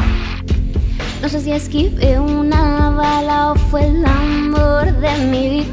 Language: Indonesian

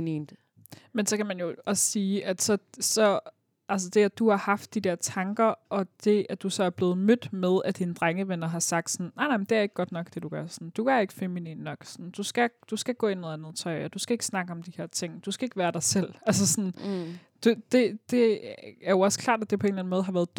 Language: Danish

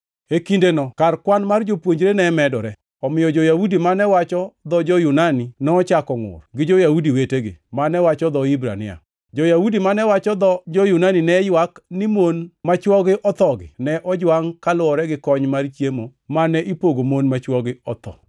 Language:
Luo (Kenya and Tanzania)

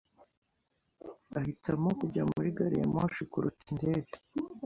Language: Kinyarwanda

